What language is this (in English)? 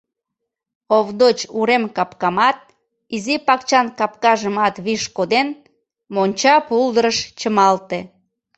Mari